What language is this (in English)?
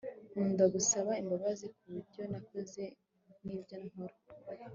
Kinyarwanda